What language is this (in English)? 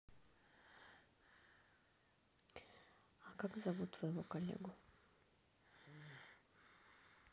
Russian